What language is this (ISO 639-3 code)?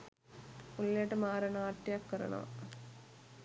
sin